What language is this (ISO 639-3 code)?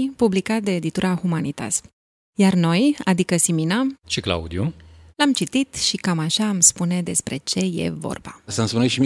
ron